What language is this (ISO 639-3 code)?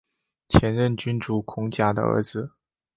zho